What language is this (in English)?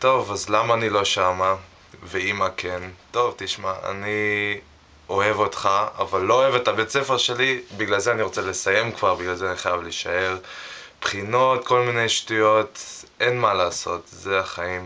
Hebrew